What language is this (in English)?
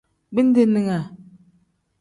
Tem